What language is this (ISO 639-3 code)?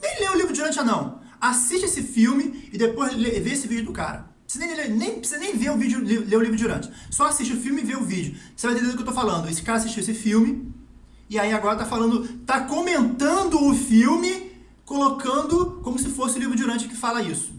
por